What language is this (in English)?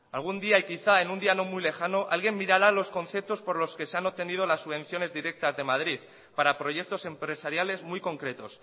Spanish